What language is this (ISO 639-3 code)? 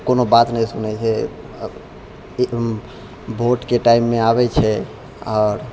mai